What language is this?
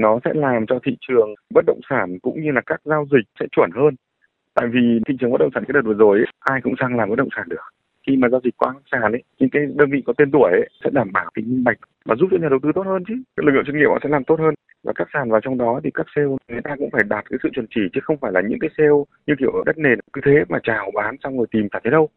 Vietnamese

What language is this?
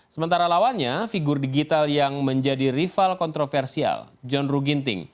Indonesian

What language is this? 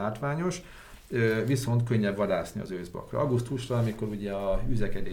Hungarian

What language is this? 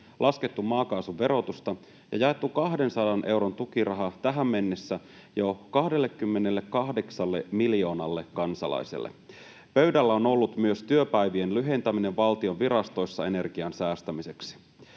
Finnish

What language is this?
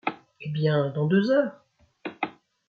French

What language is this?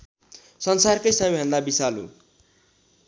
Nepali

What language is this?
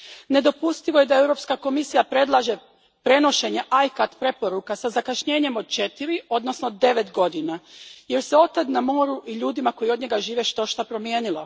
Croatian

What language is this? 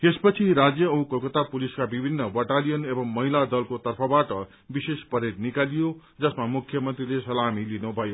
Nepali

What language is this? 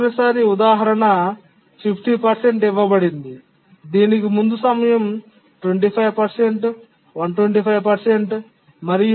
Telugu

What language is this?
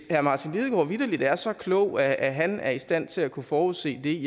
Danish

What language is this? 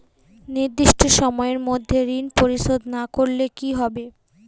Bangla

